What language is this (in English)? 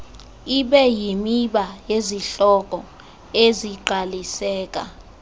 Xhosa